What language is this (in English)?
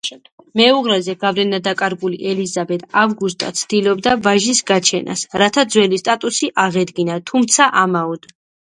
Georgian